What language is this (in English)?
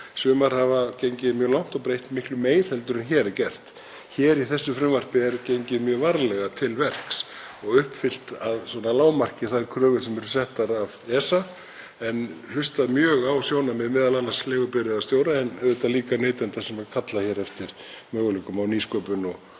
Icelandic